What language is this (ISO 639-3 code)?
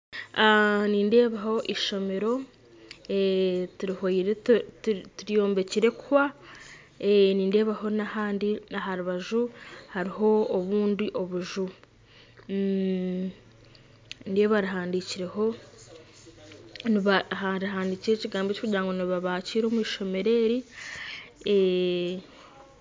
nyn